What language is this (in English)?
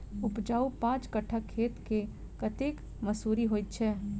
Maithili